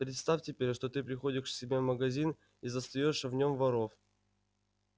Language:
Russian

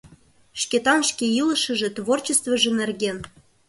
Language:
Mari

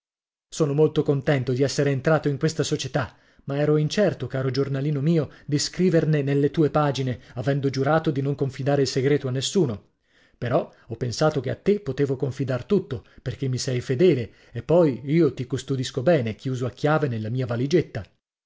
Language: Italian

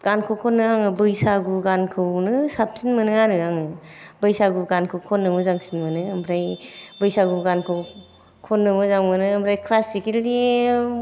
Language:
Bodo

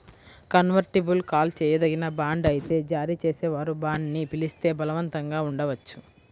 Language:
Telugu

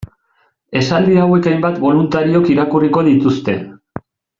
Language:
Basque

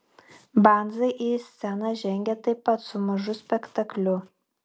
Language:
Lithuanian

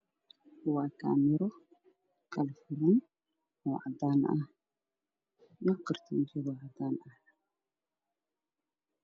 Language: Somali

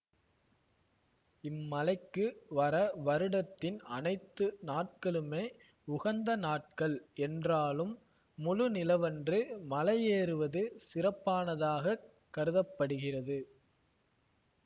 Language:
Tamil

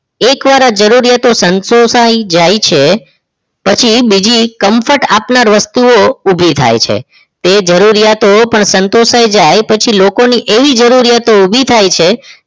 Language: Gujarati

